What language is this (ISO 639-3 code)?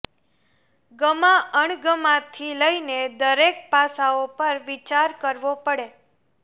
guj